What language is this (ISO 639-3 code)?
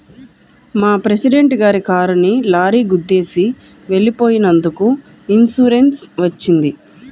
tel